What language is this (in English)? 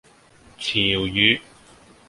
Cantonese